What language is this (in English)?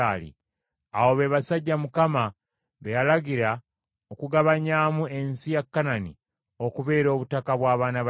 Ganda